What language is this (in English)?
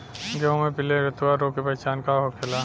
Bhojpuri